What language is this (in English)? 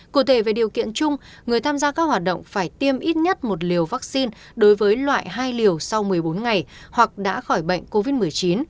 Vietnamese